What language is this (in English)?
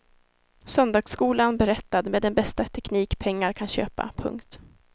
Swedish